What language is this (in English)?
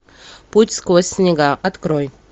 Russian